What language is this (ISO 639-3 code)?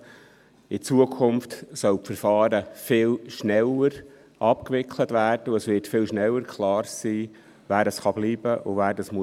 gsw